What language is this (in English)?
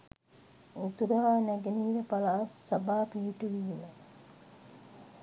Sinhala